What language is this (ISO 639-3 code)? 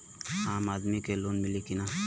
bho